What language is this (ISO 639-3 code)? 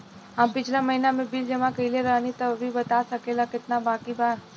bho